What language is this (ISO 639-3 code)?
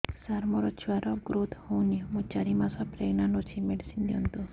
ori